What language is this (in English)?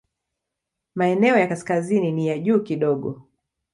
Swahili